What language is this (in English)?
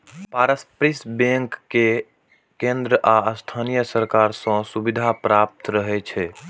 Maithili